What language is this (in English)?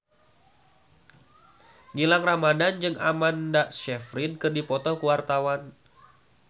Sundanese